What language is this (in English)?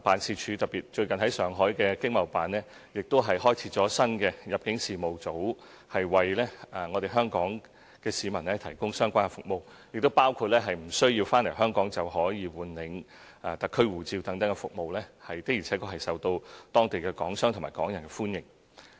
Cantonese